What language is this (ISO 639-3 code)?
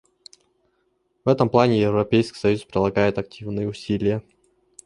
rus